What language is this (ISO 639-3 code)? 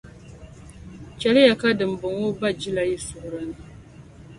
dag